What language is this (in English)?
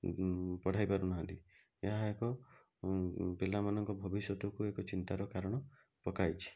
Odia